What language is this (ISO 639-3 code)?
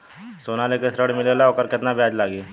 bho